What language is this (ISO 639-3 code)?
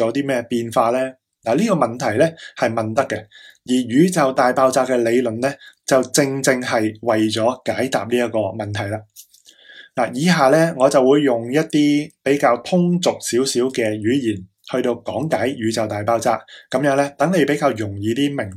zho